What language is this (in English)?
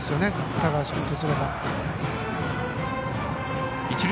Japanese